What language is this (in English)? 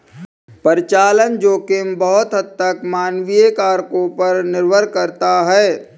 Hindi